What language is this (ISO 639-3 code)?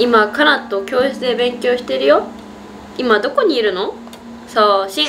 jpn